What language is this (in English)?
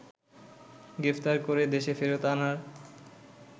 Bangla